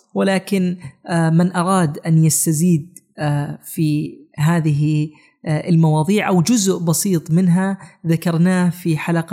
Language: Arabic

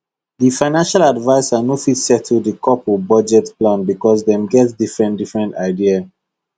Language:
Nigerian Pidgin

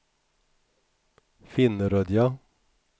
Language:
Swedish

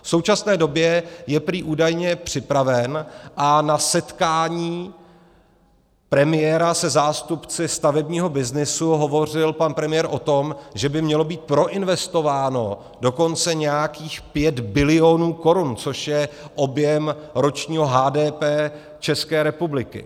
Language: Czech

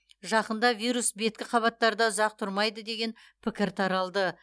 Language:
Kazakh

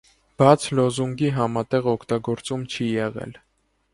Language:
Armenian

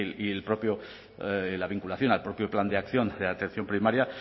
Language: Spanish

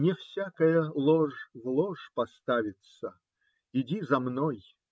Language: Russian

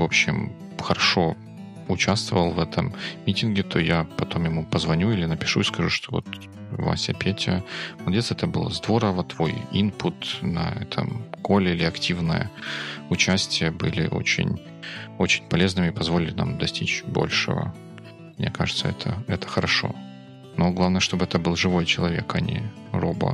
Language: Russian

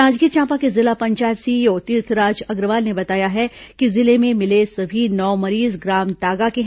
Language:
Hindi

